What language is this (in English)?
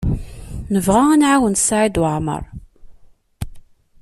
Kabyle